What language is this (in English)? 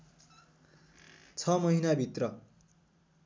Nepali